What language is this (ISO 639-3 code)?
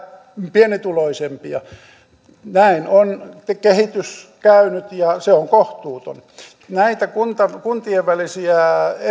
fin